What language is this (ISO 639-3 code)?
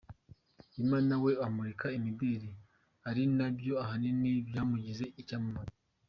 kin